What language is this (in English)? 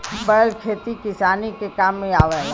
Bhojpuri